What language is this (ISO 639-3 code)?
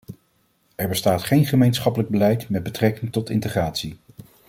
nld